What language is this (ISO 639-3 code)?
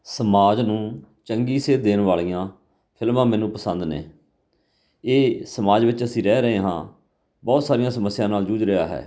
pan